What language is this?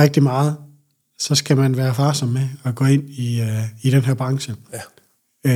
Danish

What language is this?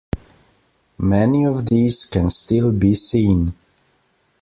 English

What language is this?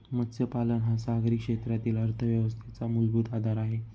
Marathi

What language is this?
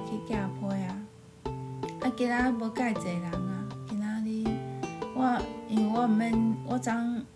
Chinese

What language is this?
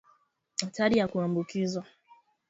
Swahili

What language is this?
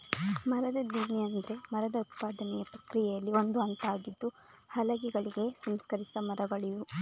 Kannada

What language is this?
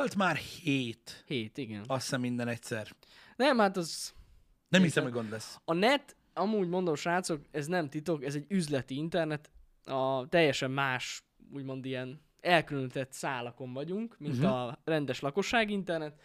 Hungarian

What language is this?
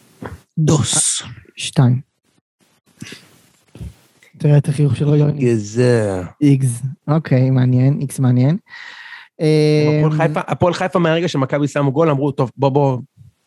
Hebrew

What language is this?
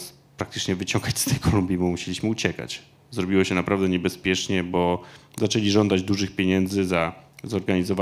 Polish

